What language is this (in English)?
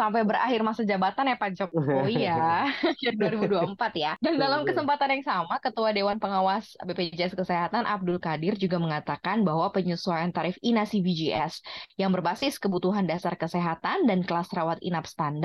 Indonesian